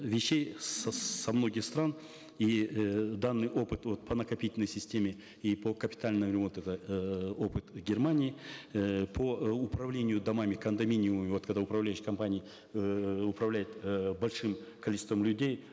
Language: Kazakh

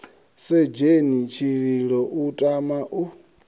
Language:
Venda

